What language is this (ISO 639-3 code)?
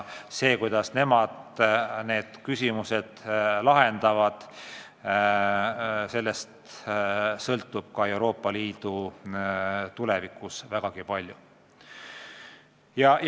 est